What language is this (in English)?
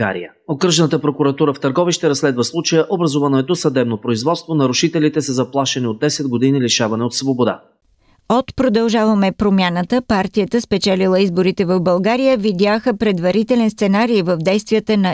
Bulgarian